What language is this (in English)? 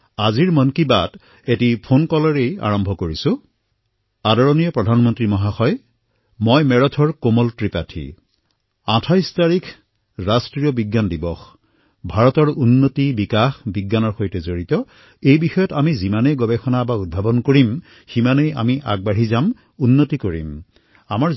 Assamese